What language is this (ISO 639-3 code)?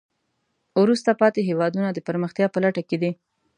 pus